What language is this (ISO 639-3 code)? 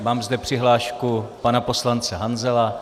ces